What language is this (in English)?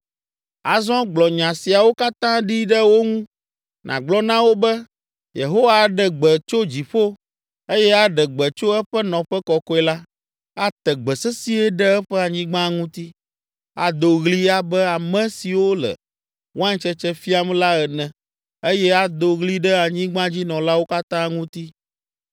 Ewe